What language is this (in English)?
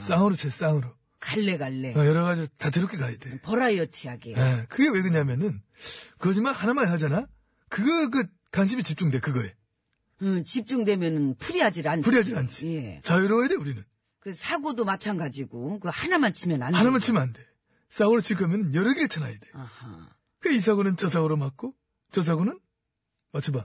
Korean